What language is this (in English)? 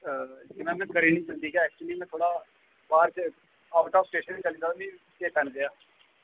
Dogri